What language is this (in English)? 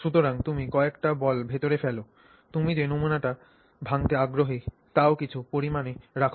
Bangla